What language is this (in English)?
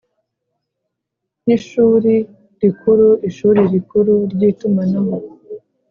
Kinyarwanda